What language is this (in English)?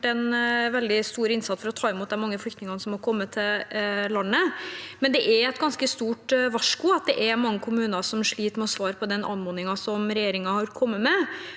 Norwegian